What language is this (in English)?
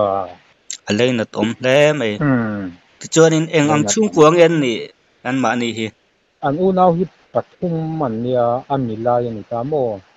Thai